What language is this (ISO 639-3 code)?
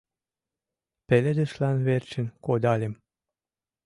chm